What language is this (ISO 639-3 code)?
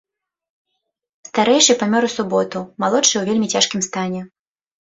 bel